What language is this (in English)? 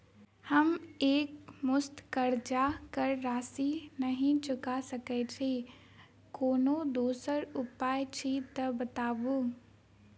Maithili